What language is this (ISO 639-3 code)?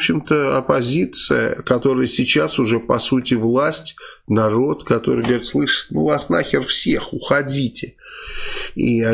rus